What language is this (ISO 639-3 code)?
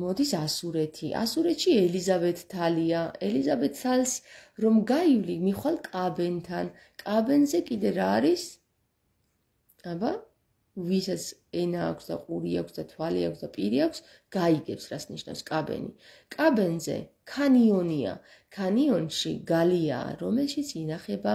ron